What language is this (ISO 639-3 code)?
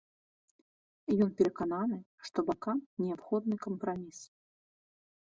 bel